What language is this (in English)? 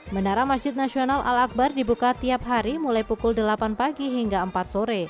Indonesian